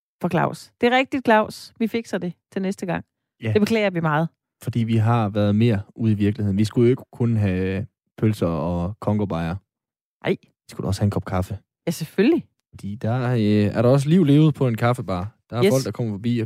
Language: Danish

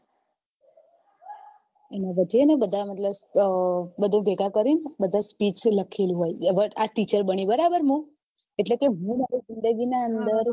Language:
Gujarati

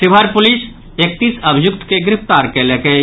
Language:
Maithili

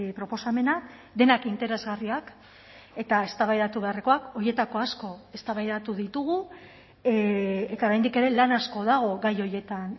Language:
Basque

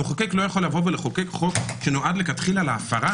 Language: Hebrew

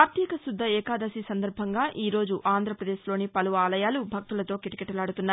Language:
Telugu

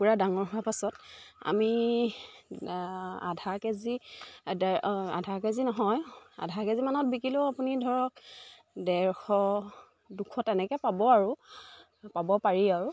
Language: Assamese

